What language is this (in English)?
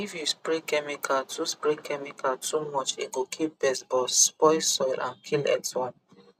Nigerian Pidgin